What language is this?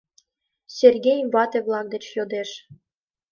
Mari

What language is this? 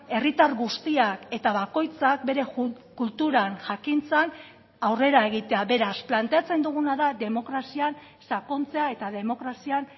Basque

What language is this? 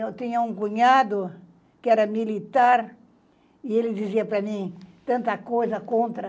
Portuguese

